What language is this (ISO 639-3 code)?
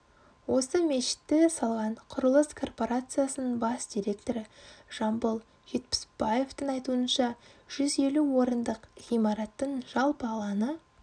kaz